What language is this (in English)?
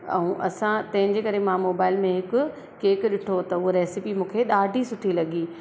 Sindhi